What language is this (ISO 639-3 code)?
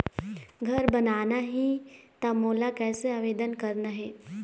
hne